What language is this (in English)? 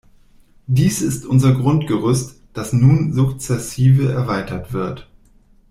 German